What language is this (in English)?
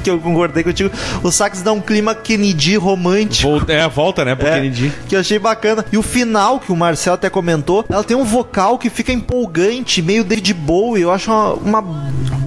Portuguese